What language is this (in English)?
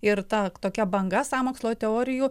Lithuanian